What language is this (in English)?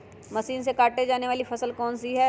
Magahi